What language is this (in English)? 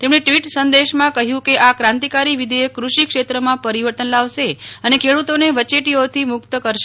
Gujarati